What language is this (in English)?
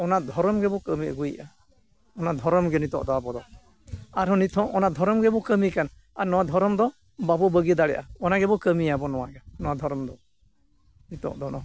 Santali